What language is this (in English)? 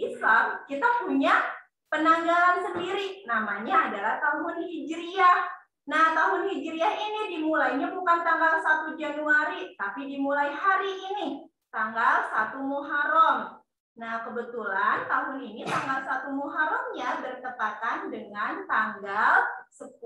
Indonesian